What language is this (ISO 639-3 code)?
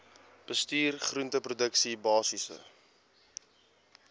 afr